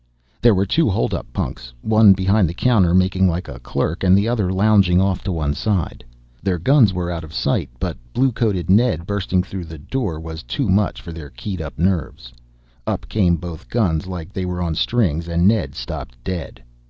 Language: English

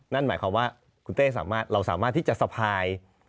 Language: Thai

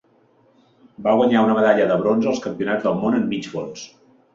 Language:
Catalan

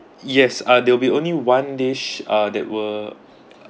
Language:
English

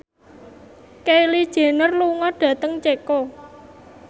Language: Javanese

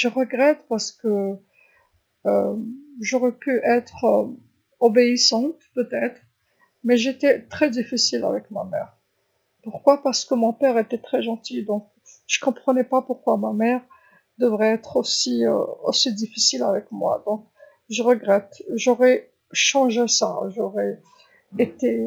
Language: Algerian Arabic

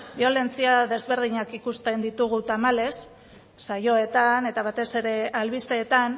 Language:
Basque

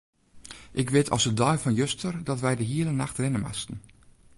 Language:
Western Frisian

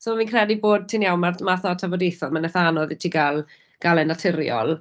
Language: Welsh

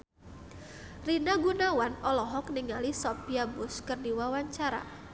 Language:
Sundanese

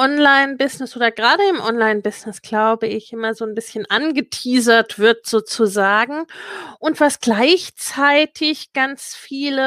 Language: German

